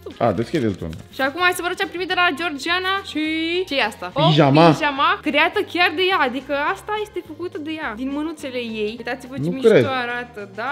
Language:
Romanian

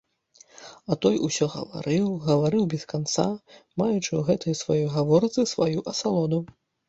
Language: Belarusian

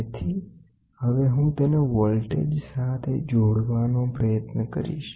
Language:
Gujarati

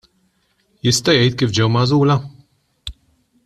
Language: Maltese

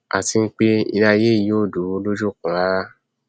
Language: Yoruba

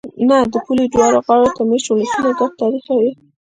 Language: Pashto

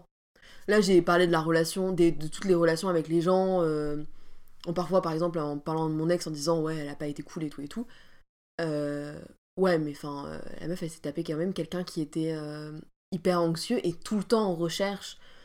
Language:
French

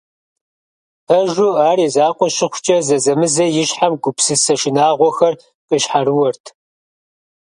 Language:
Kabardian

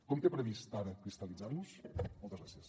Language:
Catalan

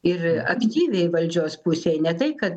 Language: Lithuanian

